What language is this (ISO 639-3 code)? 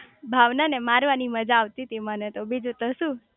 guj